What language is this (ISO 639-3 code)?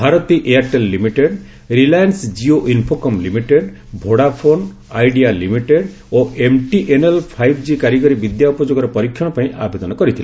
ori